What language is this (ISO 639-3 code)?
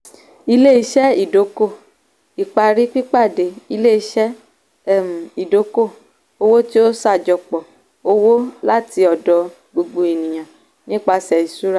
yor